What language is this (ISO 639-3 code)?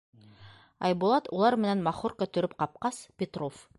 bak